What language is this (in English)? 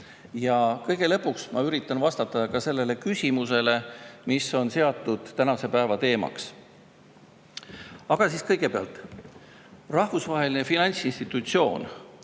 Estonian